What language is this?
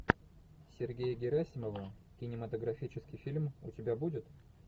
Russian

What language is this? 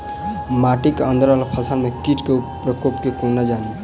Maithili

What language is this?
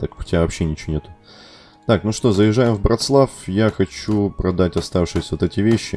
Russian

